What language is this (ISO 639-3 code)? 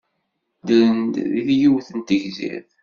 kab